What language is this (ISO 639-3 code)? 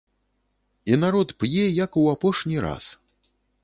bel